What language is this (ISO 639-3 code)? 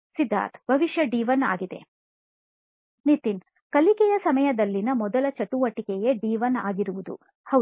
kan